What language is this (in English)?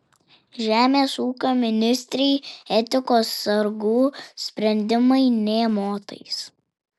Lithuanian